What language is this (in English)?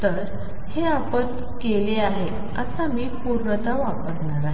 Marathi